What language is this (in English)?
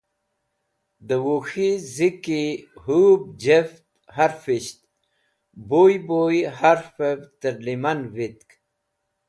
Wakhi